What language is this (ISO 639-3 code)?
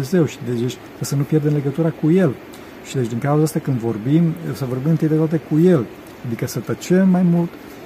ron